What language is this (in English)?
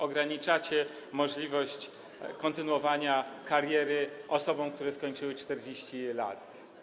Polish